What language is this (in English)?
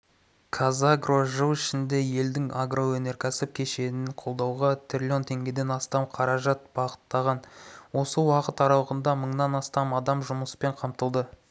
Kazakh